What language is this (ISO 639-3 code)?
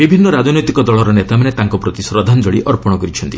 ori